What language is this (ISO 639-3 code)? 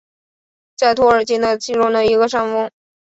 zho